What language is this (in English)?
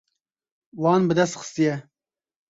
Kurdish